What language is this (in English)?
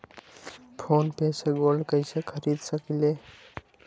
Magahi